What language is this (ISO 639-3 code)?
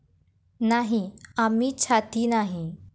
mar